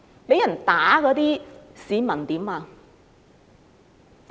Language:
Cantonese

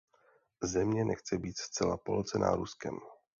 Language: Czech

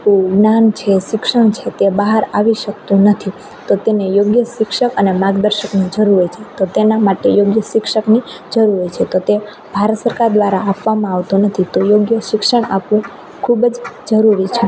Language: Gujarati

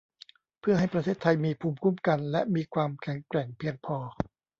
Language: Thai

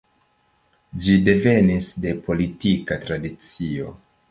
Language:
Esperanto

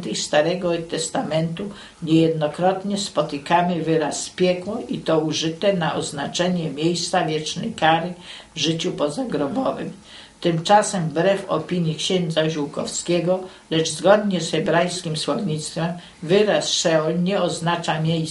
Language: Polish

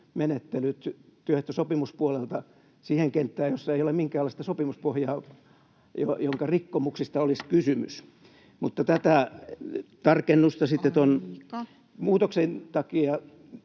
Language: Finnish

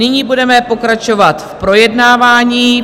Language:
Czech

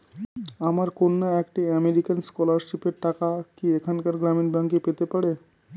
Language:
Bangla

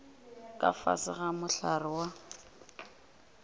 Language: Northern Sotho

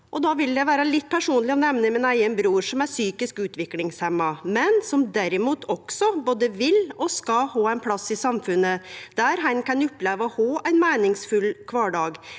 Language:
Norwegian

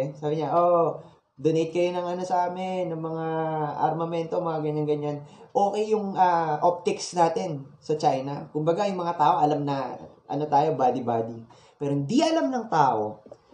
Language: Filipino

